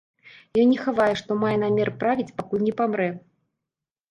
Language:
Belarusian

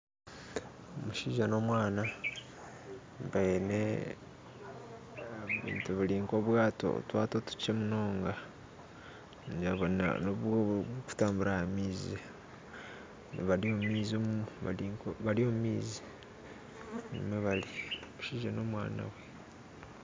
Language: Nyankole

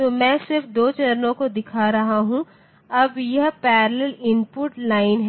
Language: Hindi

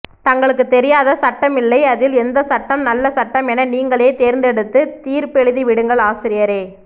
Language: Tamil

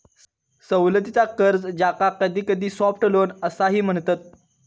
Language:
Marathi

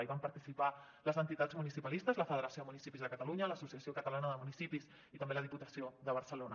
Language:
Catalan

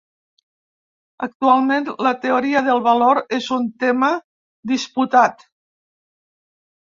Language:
Catalan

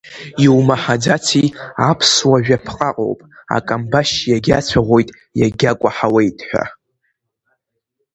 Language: Abkhazian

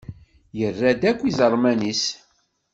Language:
Kabyle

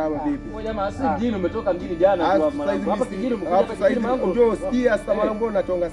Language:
Swahili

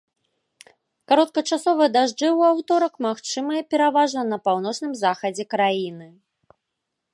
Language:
Belarusian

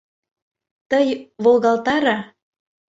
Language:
Mari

